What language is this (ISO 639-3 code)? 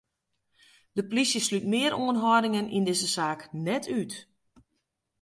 fry